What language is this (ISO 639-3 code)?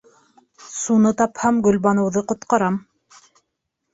bak